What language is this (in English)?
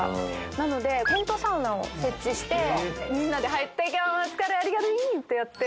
Japanese